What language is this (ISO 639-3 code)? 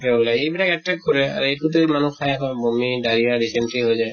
asm